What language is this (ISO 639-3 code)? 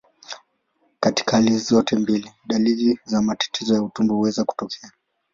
swa